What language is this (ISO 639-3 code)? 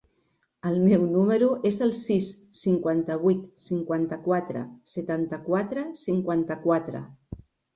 cat